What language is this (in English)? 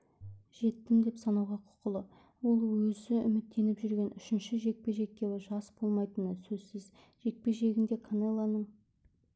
Kazakh